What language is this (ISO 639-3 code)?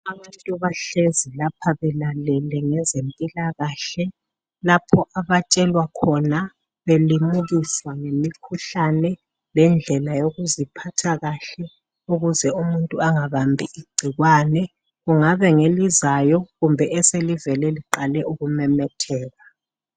nde